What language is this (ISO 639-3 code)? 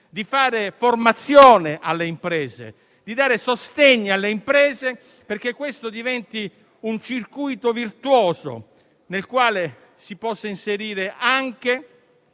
ita